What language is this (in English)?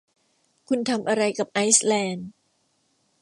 Thai